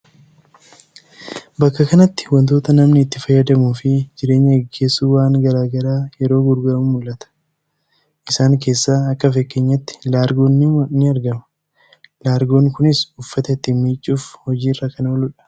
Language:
Oromo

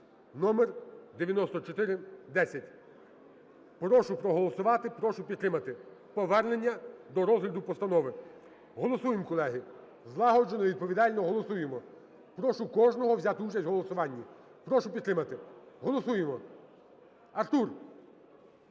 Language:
Ukrainian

